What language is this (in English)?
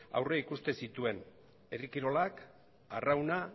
Basque